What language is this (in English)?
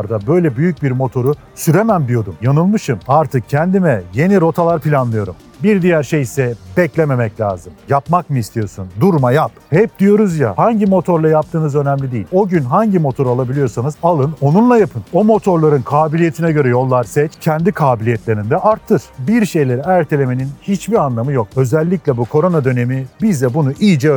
Turkish